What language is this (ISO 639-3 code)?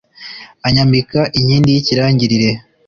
kin